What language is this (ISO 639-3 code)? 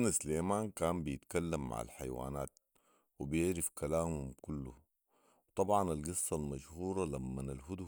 apd